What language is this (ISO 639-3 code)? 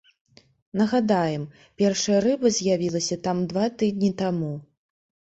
bel